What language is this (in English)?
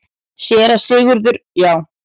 Icelandic